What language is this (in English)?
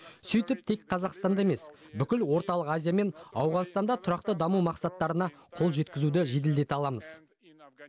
Kazakh